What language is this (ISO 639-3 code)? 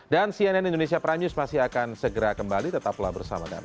ind